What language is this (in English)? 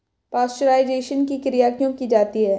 Hindi